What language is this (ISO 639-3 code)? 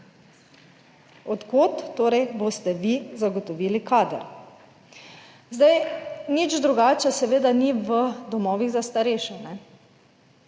slv